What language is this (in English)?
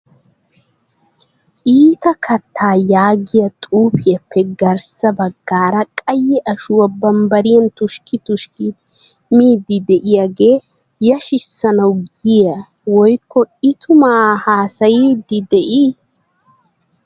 Wolaytta